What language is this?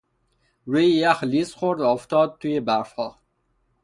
Persian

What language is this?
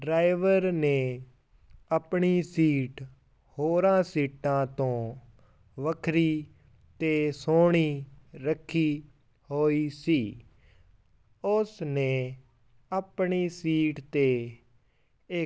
Punjabi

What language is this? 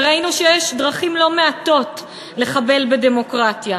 Hebrew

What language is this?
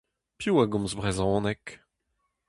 Breton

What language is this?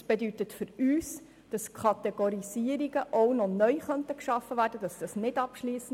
Swiss German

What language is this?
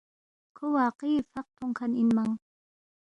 Balti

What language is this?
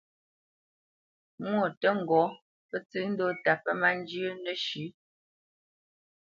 Bamenyam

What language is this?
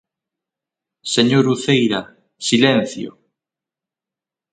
Galician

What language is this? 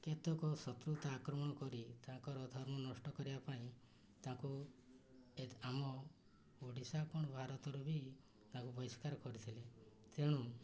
Odia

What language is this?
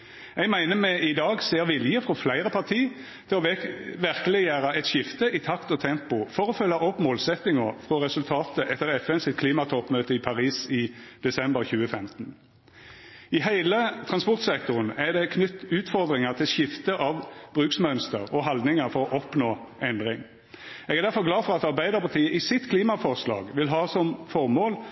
Norwegian Nynorsk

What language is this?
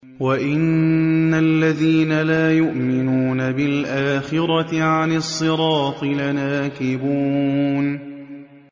Arabic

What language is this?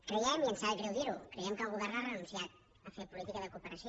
Catalan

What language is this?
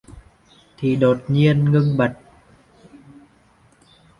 Vietnamese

